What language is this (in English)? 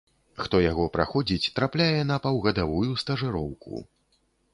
Belarusian